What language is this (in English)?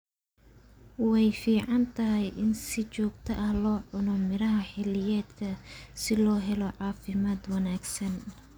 Somali